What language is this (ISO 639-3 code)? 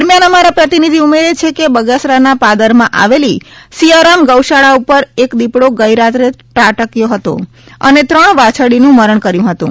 guj